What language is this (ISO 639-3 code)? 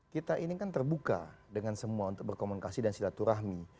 ind